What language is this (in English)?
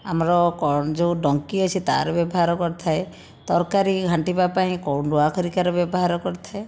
Odia